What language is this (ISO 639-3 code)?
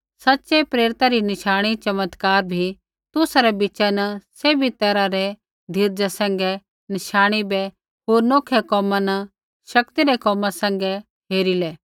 kfx